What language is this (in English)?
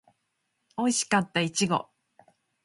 Japanese